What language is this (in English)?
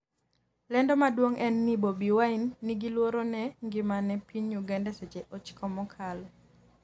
Luo (Kenya and Tanzania)